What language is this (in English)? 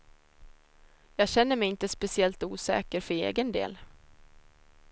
Swedish